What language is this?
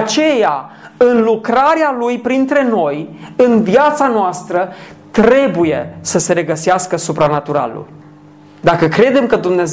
Romanian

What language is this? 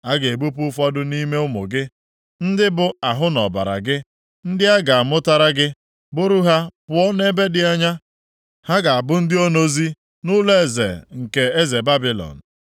Igbo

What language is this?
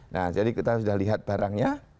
Indonesian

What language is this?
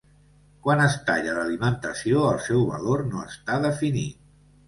Catalan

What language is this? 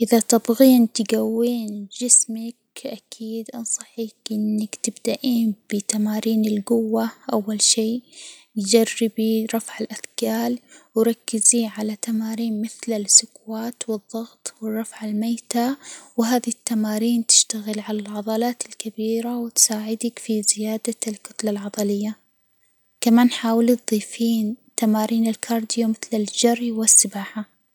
Hijazi Arabic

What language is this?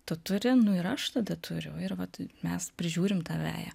Lithuanian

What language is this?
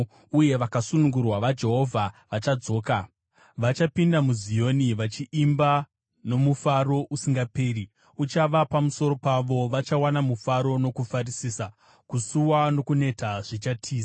Shona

